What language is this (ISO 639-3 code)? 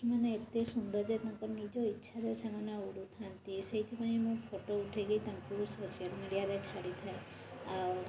ori